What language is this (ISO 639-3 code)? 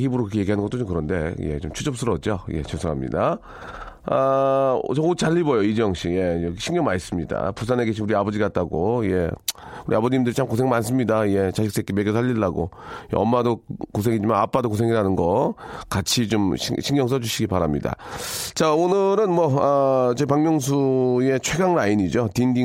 kor